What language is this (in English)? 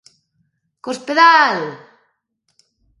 Galician